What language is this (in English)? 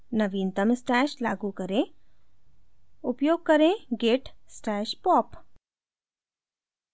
Hindi